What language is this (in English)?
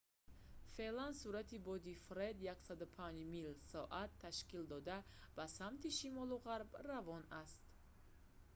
Tajik